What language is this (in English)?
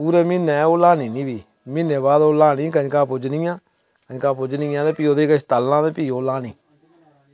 Dogri